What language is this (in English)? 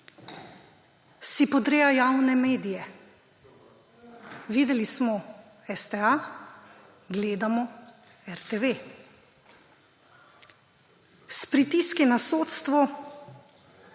Slovenian